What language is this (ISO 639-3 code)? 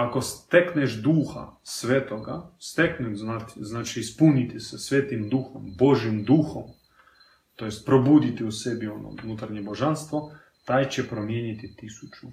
hrv